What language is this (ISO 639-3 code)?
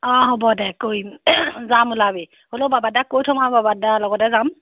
asm